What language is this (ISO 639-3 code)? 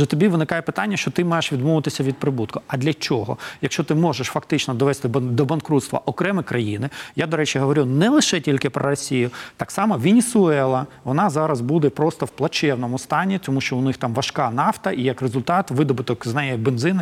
ukr